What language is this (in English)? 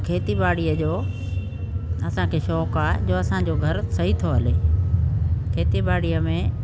Sindhi